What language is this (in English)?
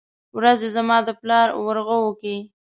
Pashto